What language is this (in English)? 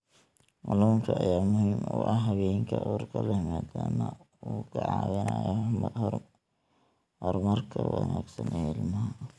Somali